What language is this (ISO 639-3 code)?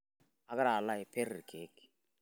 mas